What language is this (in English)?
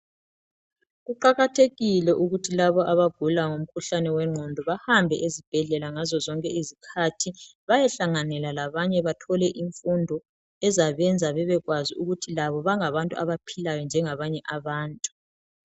North Ndebele